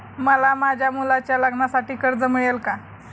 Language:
Marathi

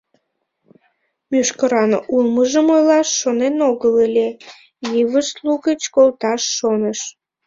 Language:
Mari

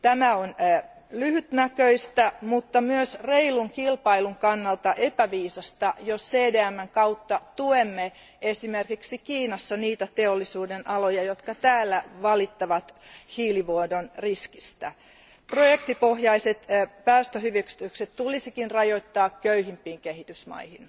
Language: Finnish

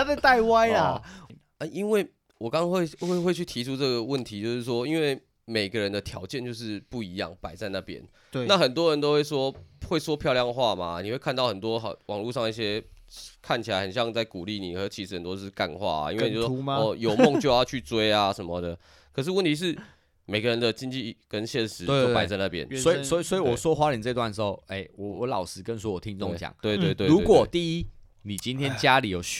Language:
Chinese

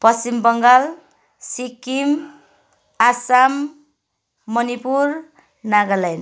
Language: Nepali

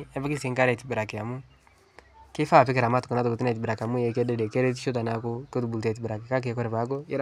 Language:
Masai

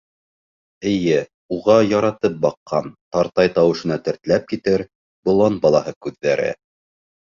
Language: Bashkir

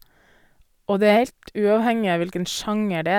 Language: Norwegian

